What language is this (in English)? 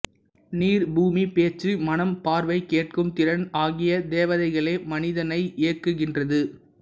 Tamil